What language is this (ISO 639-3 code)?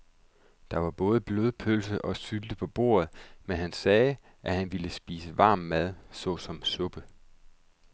dan